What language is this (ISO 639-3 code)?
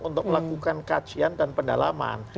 ind